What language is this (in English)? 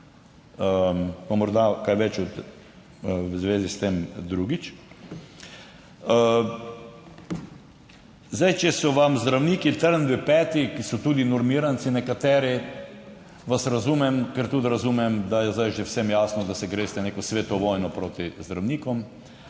Slovenian